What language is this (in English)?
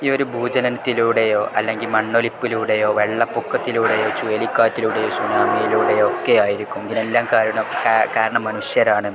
Malayalam